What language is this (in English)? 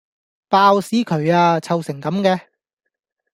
Cantonese